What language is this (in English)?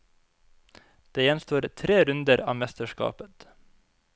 Norwegian